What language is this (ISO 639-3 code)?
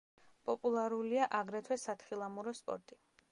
kat